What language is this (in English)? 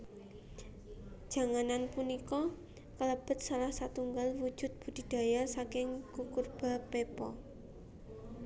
Javanese